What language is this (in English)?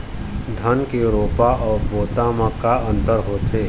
Chhattisgarhi